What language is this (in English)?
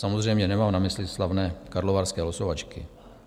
Czech